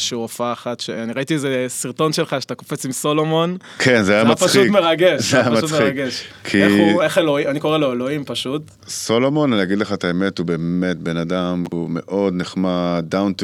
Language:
Hebrew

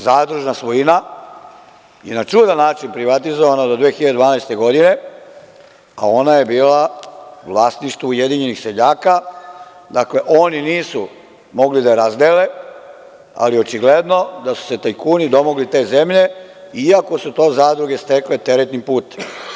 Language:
Serbian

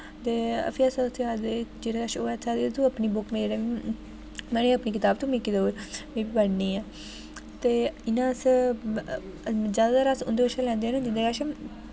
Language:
Dogri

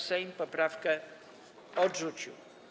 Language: Polish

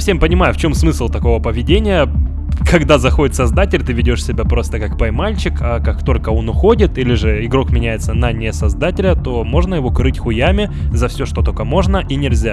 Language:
Russian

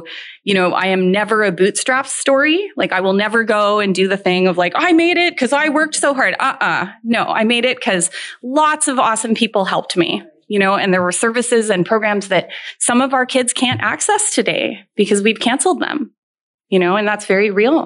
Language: English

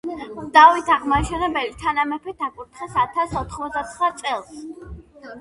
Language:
Georgian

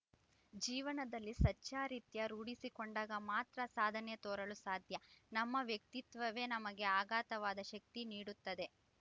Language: Kannada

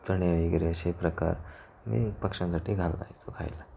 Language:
Marathi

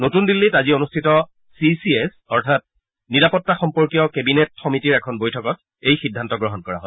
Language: Assamese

